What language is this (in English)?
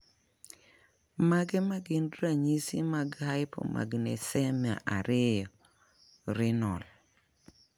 Luo (Kenya and Tanzania)